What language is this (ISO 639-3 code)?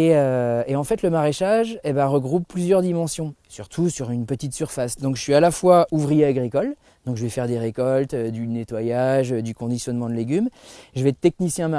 fra